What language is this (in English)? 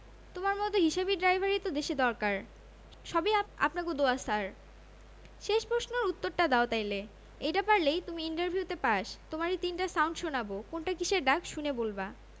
Bangla